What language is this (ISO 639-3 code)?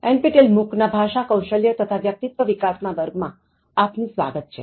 guj